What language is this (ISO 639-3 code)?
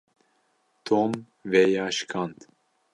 kur